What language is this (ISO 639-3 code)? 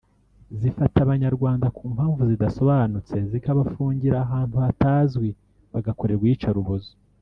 kin